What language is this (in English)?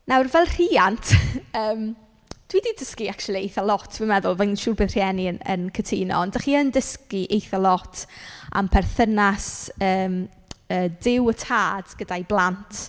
Welsh